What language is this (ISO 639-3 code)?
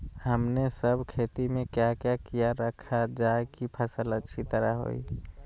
mag